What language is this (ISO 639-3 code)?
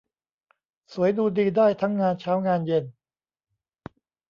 tha